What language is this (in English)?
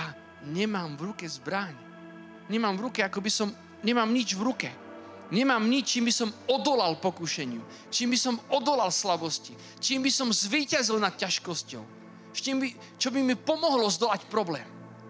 Slovak